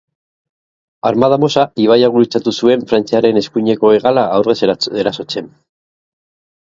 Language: Basque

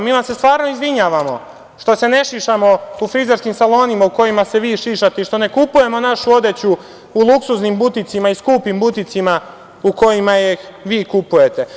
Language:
Serbian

